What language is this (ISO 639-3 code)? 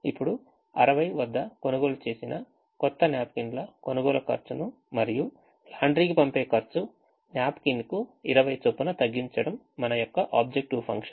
tel